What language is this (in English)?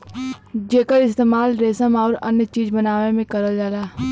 Bhojpuri